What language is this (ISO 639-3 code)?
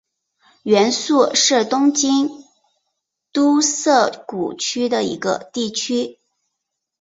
zho